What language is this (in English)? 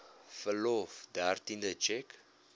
Afrikaans